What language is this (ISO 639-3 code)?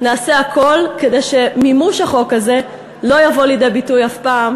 heb